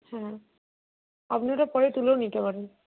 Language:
Bangla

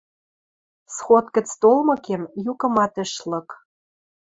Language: Western Mari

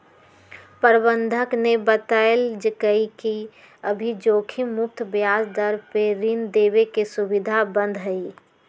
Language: Magahi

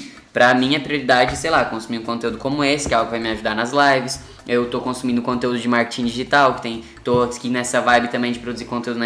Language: Portuguese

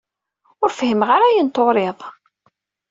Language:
Kabyle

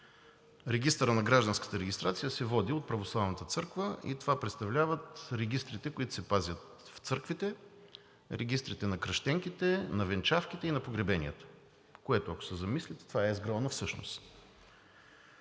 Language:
Bulgarian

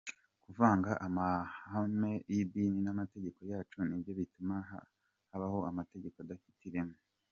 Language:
Kinyarwanda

